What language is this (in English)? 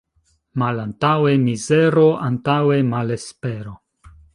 Esperanto